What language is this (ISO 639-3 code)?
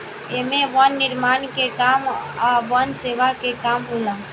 bho